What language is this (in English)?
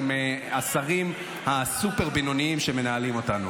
Hebrew